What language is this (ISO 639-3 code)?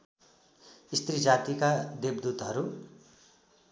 nep